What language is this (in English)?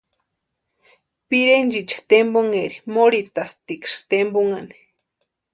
Western Highland Purepecha